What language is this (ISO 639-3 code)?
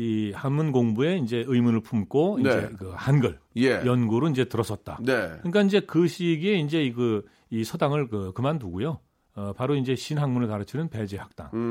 kor